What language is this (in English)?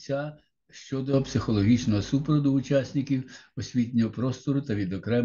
Ukrainian